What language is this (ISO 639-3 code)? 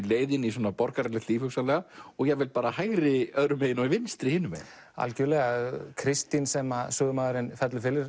isl